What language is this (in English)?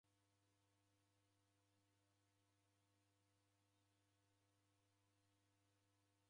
Taita